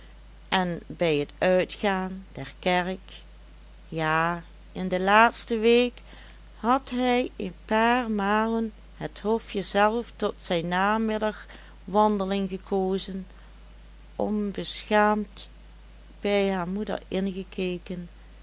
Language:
Dutch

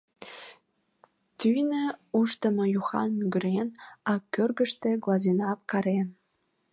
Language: Mari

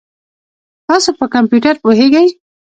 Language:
Pashto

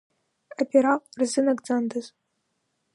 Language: Abkhazian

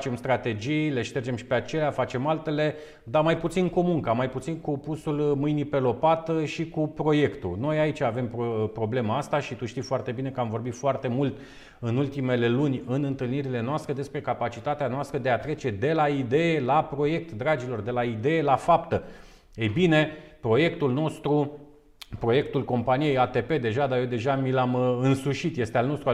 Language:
Romanian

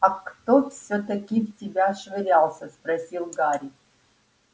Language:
Russian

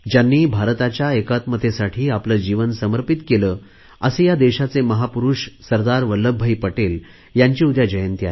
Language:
Marathi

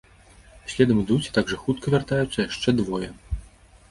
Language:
Belarusian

